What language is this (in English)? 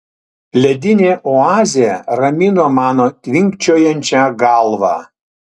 Lithuanian